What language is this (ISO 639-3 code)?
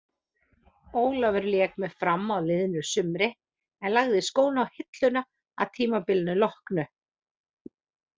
isl